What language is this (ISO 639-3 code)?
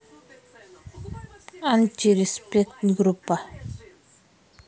rus